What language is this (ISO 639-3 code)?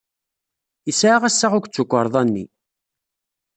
kab